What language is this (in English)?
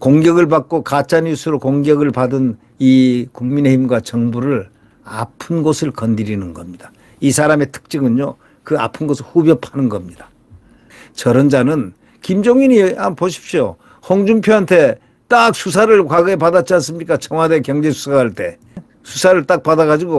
Korean